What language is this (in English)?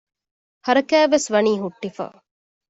Divehi